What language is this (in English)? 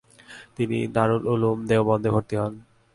Bangla